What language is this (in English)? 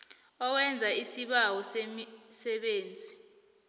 South Ndebele